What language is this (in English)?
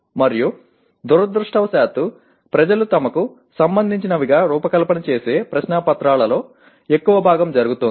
Telugu